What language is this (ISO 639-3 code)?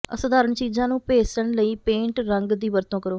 pan